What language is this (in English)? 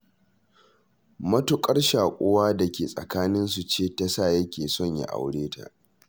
Hausa